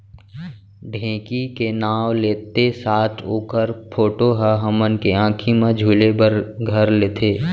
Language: Chhattisgarhi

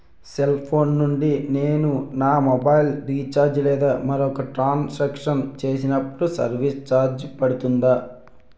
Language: Telugu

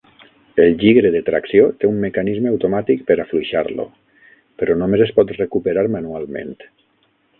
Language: Catalan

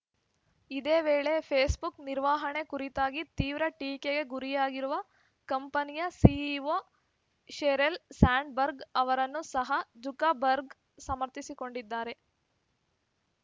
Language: Kannada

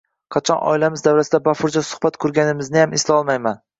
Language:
Uzbek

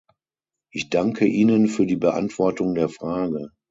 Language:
German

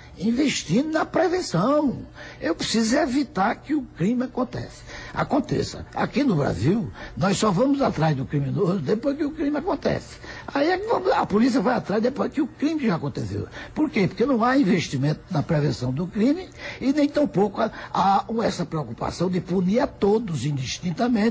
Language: Portuguese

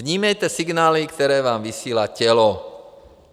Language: Czech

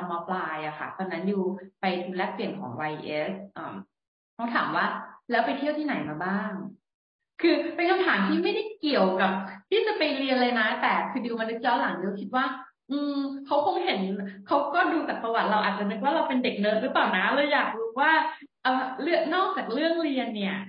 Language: Thai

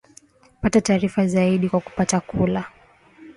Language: Swahili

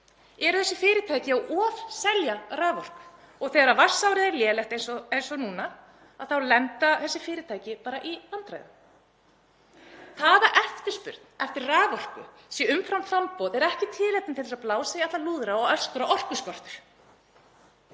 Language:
Icelandic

